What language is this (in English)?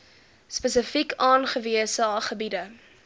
Afrikaans